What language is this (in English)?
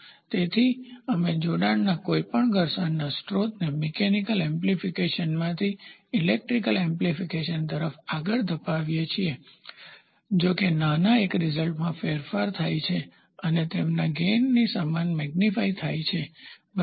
Gujarati